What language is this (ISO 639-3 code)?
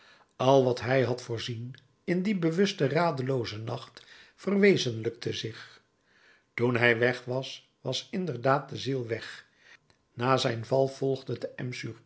nld